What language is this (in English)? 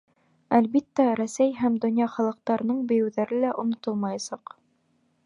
Bashkir